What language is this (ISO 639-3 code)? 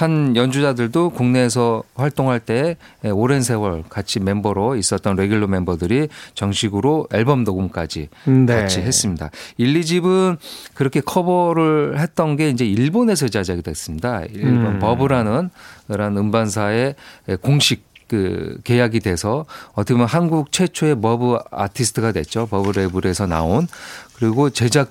kor